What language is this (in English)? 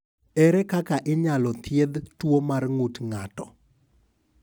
Luo (Kenya and Tanzania)